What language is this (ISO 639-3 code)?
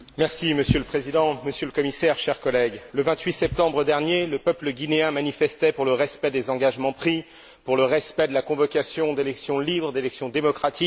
fra